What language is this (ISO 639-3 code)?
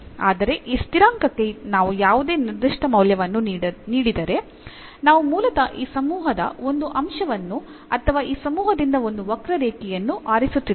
kan